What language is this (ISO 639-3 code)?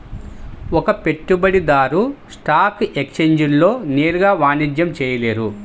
tel